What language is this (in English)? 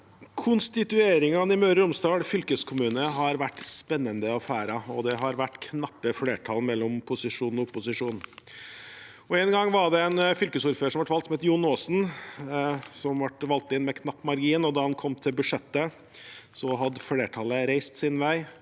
Norwegian